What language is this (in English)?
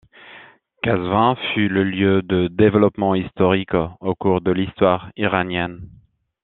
French